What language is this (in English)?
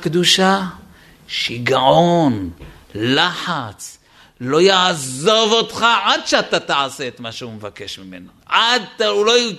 Hebrew